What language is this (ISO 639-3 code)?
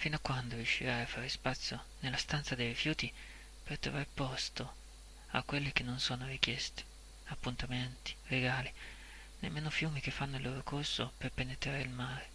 ita